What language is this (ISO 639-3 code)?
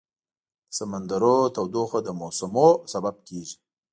pus